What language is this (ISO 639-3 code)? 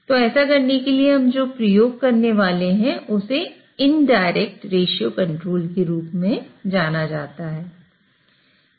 hin